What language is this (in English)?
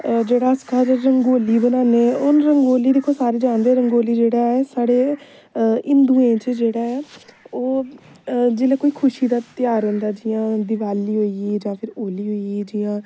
Dogri